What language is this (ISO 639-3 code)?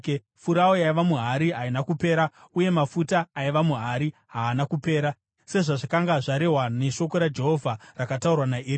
sna